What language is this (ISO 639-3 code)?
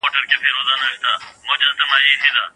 pus